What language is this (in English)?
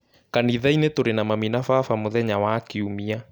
Kikuyu